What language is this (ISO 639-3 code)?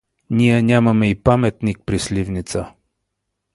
bul